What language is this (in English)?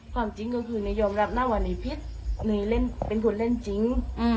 Thai